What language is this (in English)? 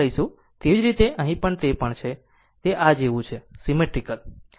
Gujarati